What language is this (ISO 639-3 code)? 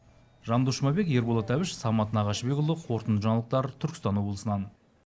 kaz